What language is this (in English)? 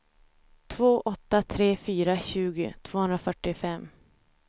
Swedish